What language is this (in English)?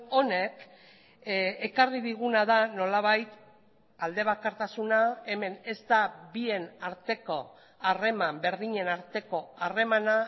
Basque